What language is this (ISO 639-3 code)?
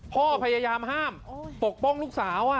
tha